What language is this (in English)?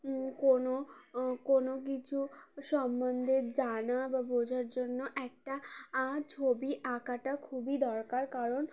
Bangla